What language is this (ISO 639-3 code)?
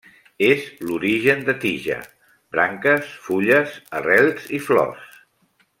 cat